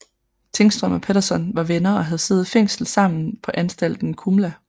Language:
Danish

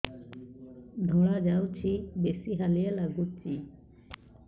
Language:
Odia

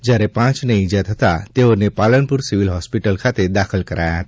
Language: Gujarati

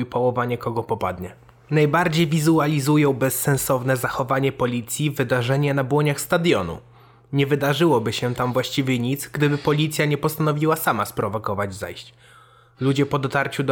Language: Polish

